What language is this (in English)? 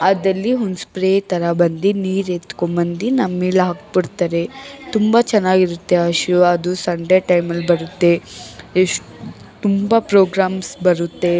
Kannada